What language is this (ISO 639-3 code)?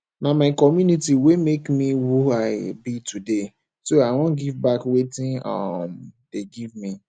pcm